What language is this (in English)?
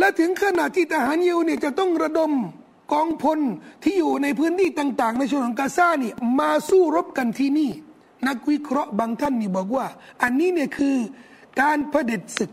Thai